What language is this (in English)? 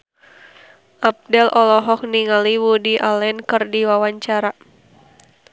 Sundanese